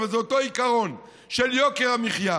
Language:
Hebrew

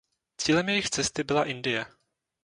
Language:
Czech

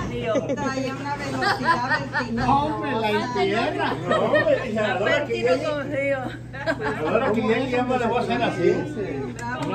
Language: Spanish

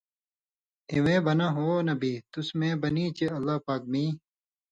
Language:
Indus Kohistani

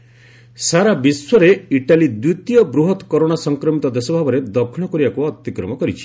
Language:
Odia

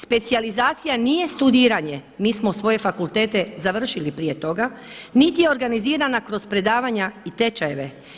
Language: Croatian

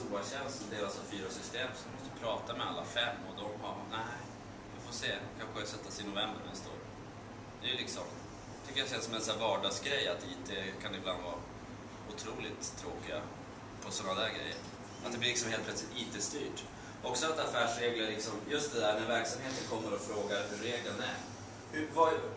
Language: Swedish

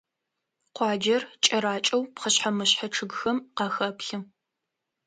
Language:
Adyghe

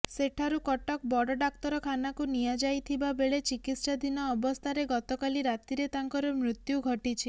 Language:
Odia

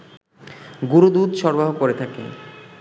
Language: Bangla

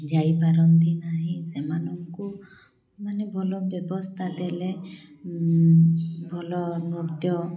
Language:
Odia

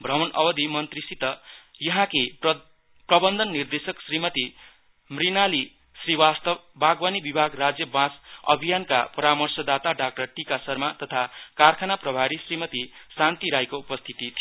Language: Nepali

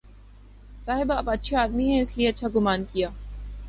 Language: Urdu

